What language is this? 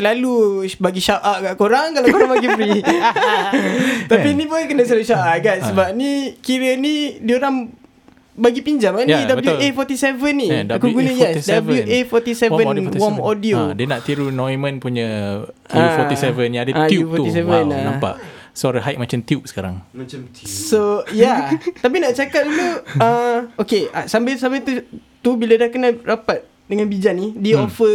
Malay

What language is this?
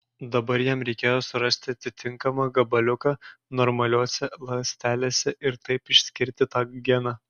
Lithuanian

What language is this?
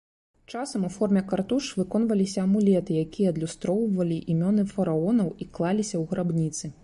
Belarusian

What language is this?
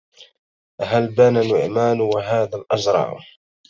Arabic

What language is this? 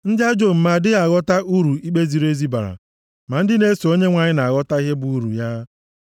Igbo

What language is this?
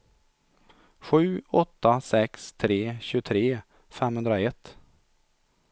Swedish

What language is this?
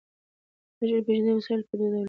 Pashto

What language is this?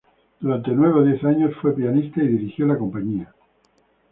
Spanish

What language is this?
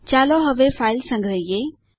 Gujarati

